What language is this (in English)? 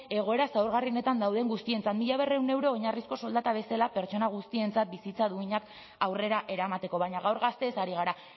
Basque